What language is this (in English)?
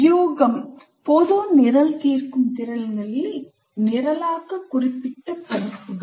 Tamil